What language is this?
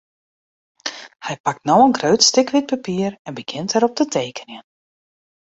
Western Frisian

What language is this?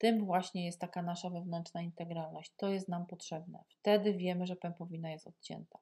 Polish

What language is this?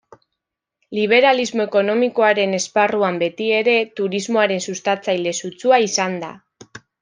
Basque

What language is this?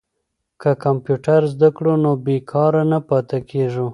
Pashto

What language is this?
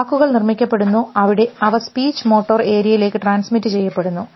Malayalam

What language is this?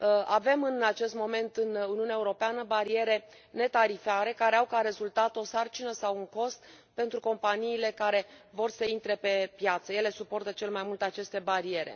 Romanian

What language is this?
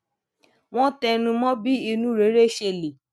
Yoruba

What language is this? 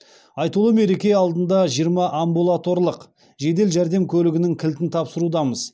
Kazakh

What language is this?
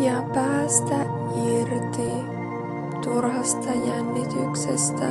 Finnish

